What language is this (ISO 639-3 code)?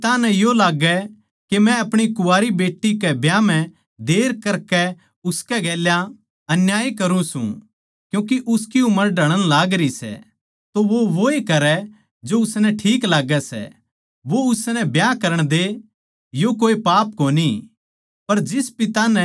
bgc